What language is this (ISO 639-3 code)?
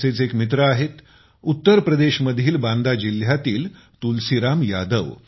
mar